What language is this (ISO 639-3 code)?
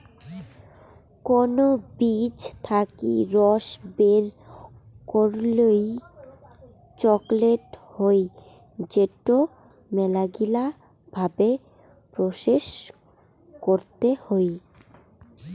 ben